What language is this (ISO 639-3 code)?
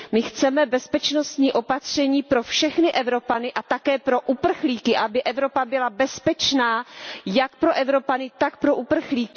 ces